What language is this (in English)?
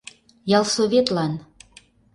Mari